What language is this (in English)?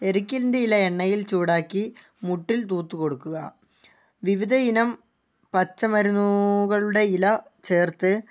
Malayalam